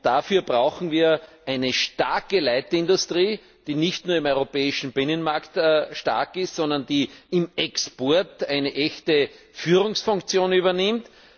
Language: German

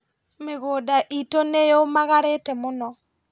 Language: Kikuyu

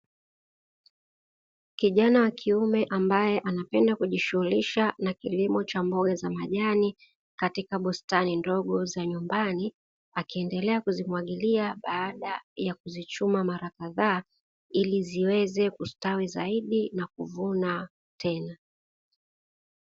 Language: Swahili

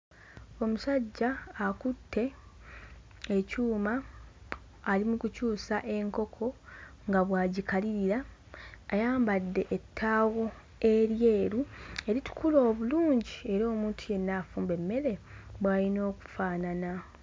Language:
Ganda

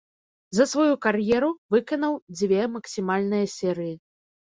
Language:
Belarusian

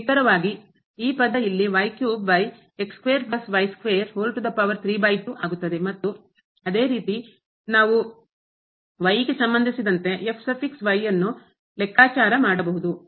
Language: Kannada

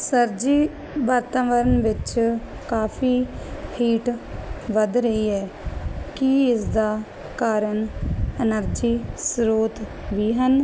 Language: Punjabi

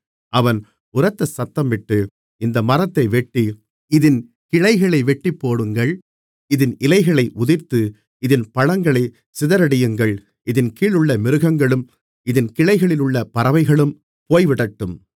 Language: Tamil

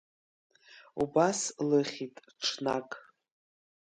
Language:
Abkhazian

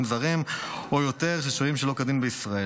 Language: Hebrew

